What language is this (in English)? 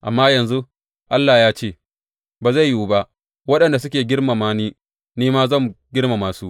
Hausa